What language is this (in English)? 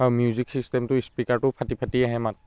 Assamese